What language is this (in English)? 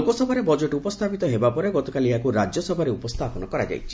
Odia